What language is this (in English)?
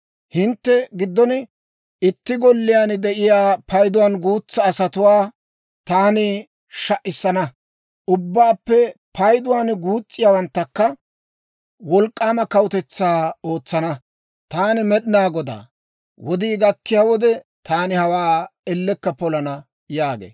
Dawro